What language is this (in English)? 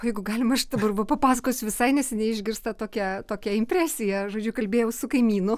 Lithuanian